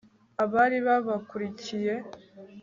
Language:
Kinyarwanda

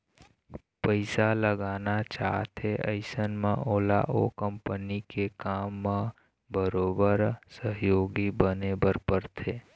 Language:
Chhattisgarhi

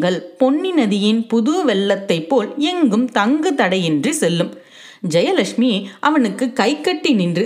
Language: Tamil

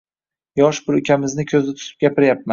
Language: Uzbek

